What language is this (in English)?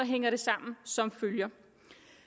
Danish